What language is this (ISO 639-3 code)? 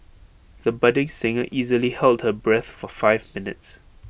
eng